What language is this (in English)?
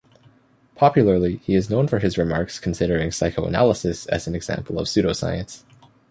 English